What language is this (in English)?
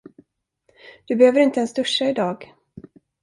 Swedish